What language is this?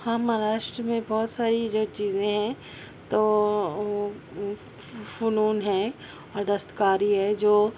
Urdu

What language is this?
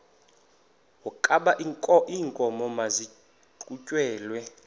Xhosa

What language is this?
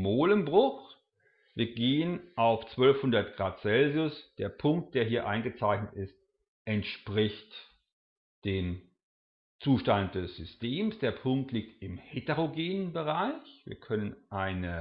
German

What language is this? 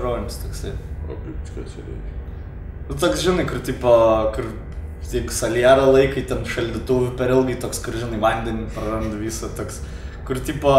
Russian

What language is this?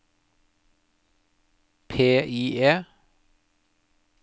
Norwegian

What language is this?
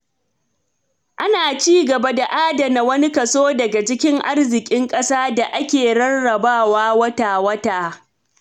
Hausa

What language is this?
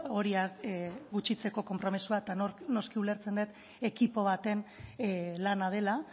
Basque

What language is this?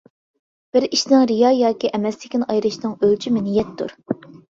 Uyghur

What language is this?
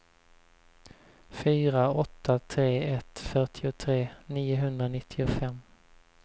Swedish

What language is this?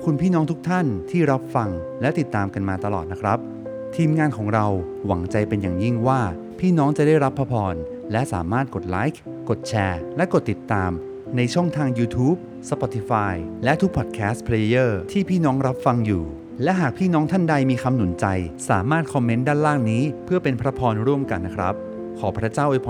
Thai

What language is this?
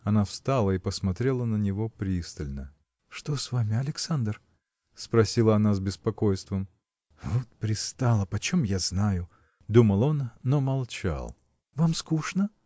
Russian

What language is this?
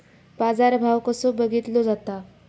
Marathi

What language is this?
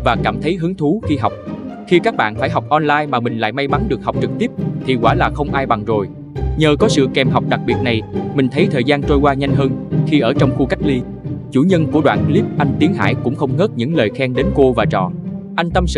Vietnamese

